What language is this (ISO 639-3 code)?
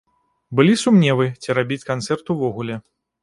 bel